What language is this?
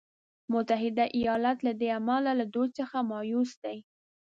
Pashto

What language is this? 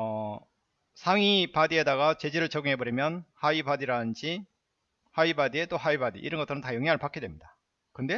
Korean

